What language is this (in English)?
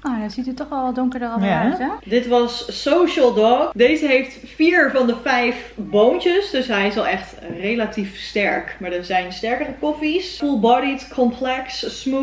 Dutch